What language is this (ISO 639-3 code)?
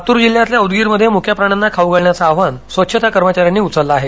mar